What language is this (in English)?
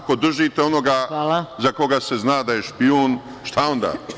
Serbian